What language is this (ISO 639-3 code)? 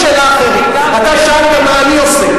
heb